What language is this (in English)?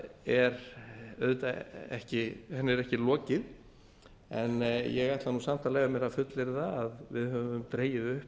Icelandic